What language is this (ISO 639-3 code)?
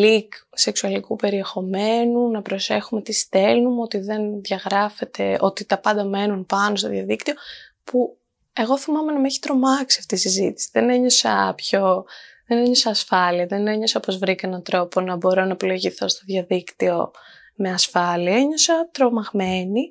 ell